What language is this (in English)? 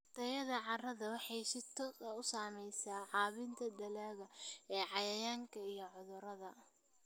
Somali